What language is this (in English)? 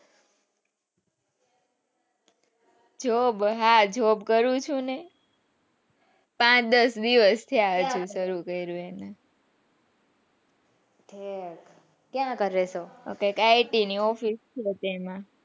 Gujarati